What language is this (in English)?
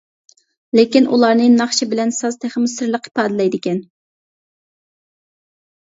Uyghur